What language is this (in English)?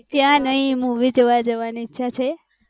Gujarati